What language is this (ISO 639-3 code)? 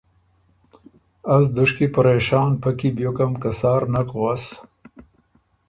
oru